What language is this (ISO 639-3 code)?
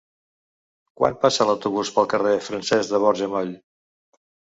cat